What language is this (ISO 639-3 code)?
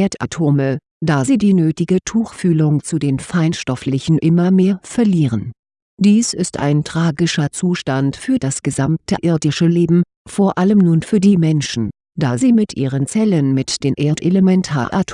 deu